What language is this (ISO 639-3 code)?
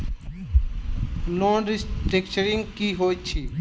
mai